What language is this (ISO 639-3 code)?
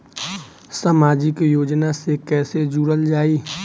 bho